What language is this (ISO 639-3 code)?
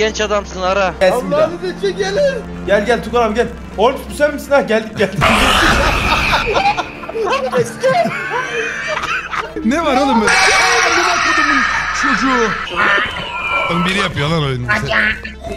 tur